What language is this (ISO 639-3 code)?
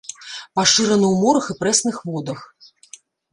bel